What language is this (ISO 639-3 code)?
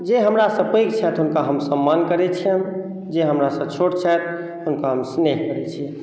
mai